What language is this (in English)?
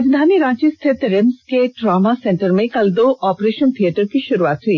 Hindi